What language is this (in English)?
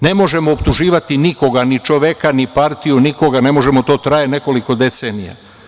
Serbian